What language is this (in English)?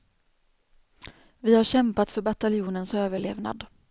Swedish